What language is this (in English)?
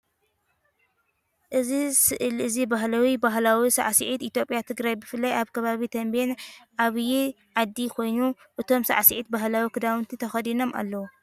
Tigrinya